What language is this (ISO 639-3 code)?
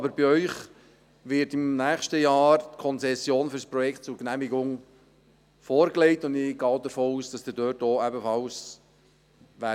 gsw